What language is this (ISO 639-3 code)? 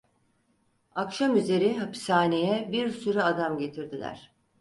tur